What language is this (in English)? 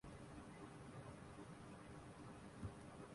Urdu